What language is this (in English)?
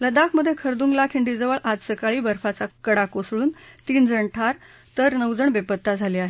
Marathi